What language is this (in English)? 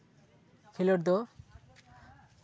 Santali